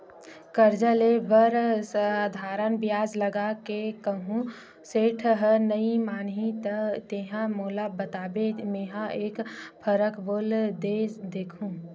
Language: Chhattisgarhi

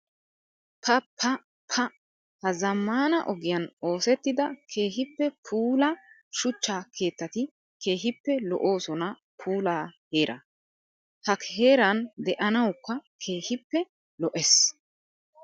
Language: Wolaytta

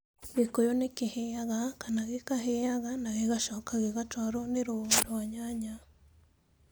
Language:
Kikuyu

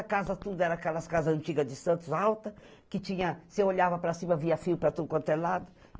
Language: Portuguese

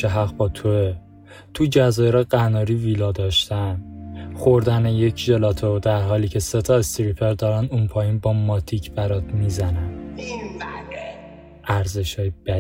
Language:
Persian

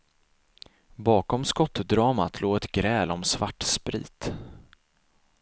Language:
Swedish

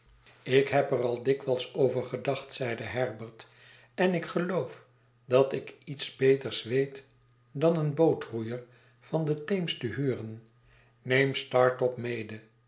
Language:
Dutch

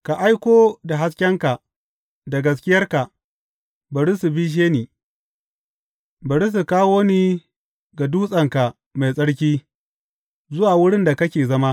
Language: Hausa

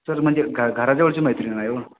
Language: Marathi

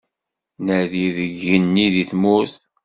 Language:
Kabyle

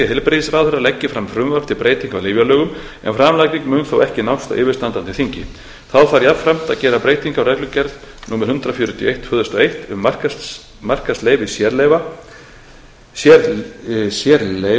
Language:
Icelandic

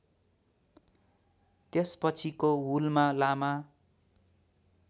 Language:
Nepali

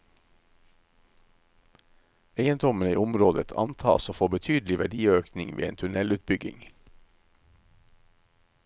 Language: Norwegian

